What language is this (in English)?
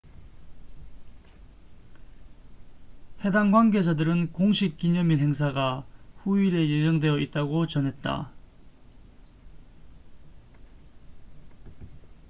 Korean